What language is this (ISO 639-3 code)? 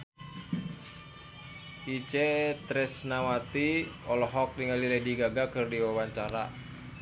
sun